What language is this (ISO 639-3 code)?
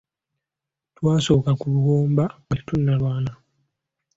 lug